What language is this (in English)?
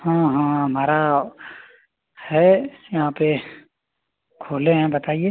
Hindi